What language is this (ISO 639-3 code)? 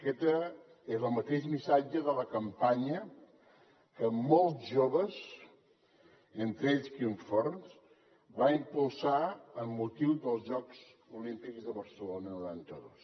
cat